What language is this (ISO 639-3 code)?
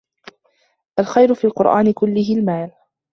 ara